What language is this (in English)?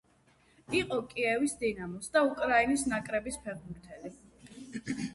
Georgian